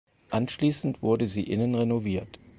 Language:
German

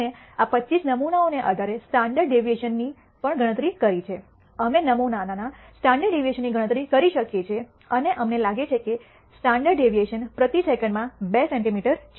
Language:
Gujarati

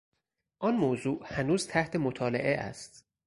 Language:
Persian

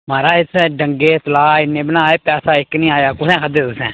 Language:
Dogri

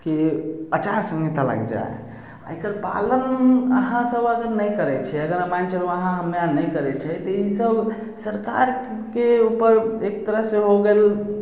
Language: Maithili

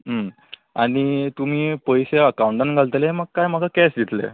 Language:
Konkani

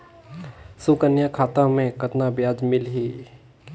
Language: Chhattisgarhi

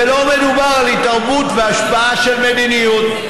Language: Hebrew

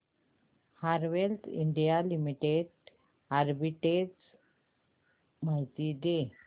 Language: Marathi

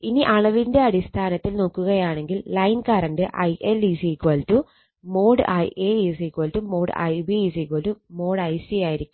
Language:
Malayalam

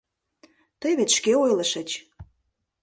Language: Mari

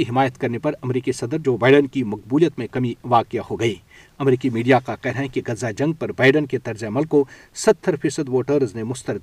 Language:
Urdu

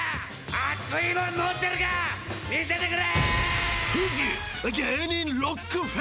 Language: Japanese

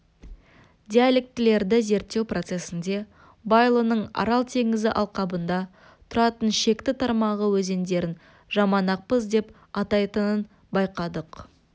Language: Kazakh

